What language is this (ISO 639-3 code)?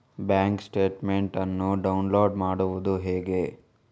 kan